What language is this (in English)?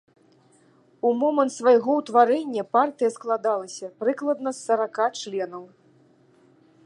Belarusian